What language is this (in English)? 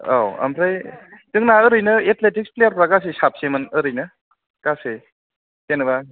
Bodo